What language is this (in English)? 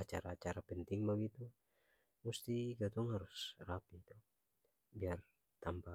Ambonese Malay